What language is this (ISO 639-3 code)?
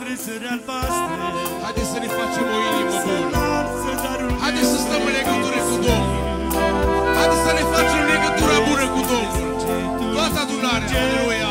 ron